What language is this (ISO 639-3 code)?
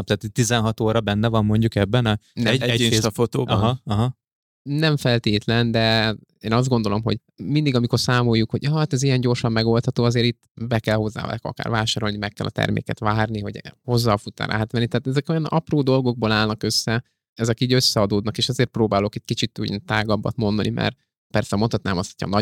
hun